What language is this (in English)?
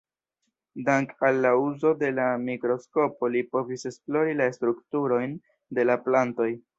Esperanto